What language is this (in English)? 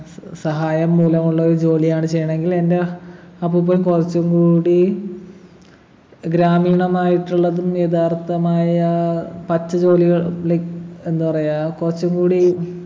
Malayalam